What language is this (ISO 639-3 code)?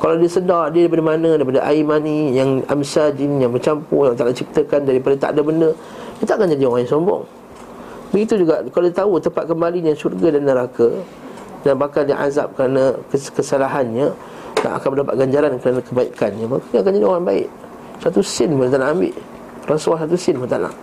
msa